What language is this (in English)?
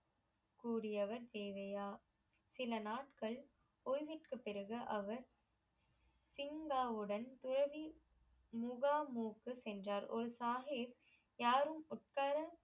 Tamil